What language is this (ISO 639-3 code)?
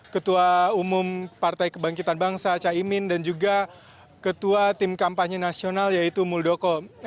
ind